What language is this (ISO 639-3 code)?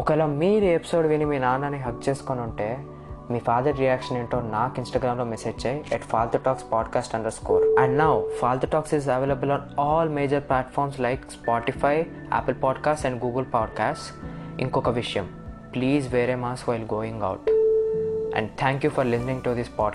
tel